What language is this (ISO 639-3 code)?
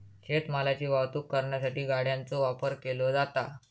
mar